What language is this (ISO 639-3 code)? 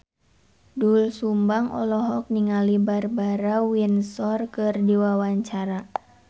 sun